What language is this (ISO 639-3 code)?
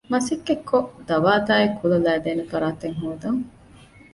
div